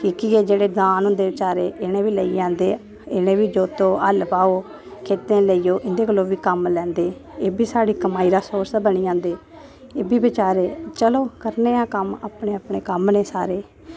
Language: Dogri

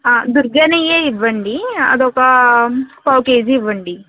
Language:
Telugu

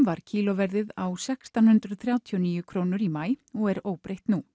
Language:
Icelandic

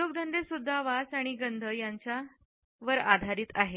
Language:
Marathi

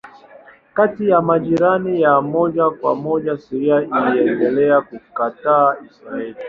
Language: Swahili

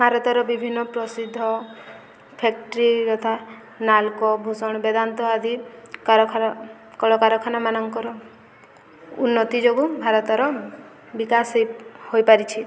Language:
Odia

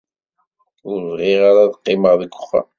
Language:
Kabyle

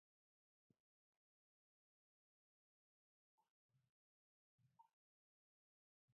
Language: Latvian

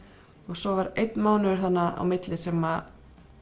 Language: Icelandic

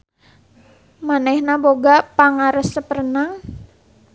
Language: Sundanese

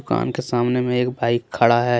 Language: Hindi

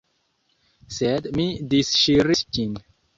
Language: Esperanto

